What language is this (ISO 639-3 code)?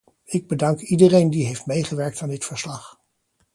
nld